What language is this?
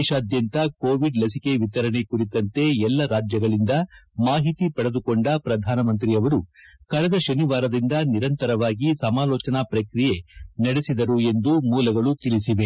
Kannada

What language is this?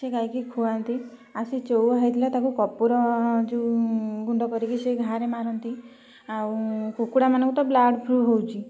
Odia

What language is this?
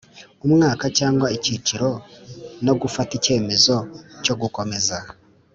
Kinyarwanda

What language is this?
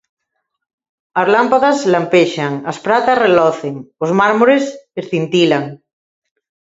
Galician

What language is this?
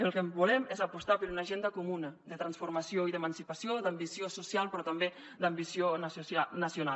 Catalan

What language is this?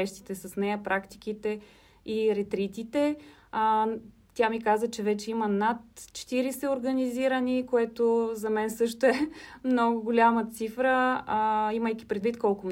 Bulgarian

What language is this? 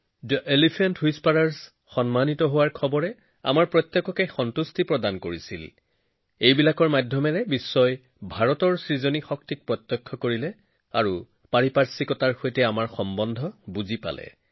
Assamese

